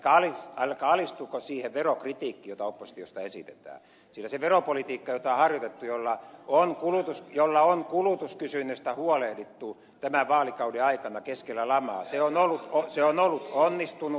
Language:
Finnish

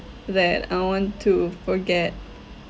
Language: English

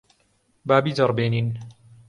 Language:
Central Kurdish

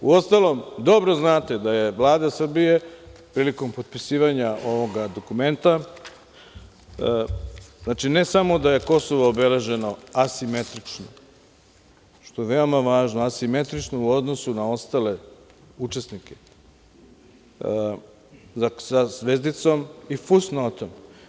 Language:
Serbian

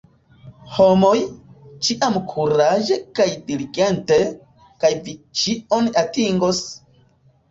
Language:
Esperanto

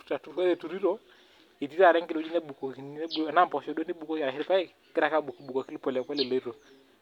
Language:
Masai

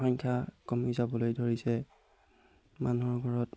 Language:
Assamese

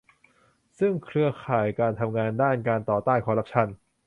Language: Thai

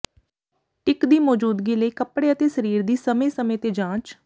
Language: Punjabi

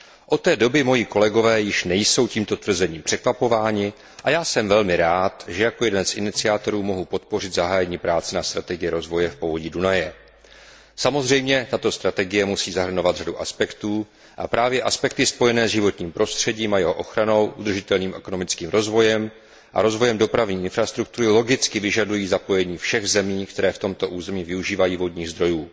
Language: Czech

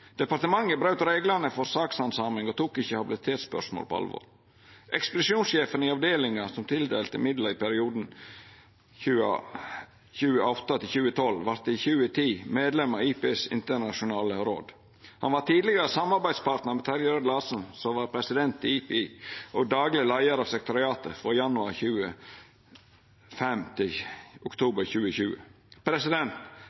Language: Norwegian Nynorsk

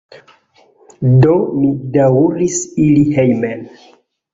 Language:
Esperanto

